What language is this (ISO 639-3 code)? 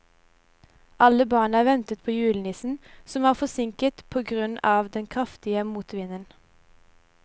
nor